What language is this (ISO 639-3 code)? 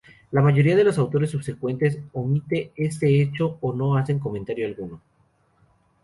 spa